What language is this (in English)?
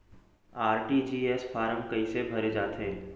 Chhattisgarhi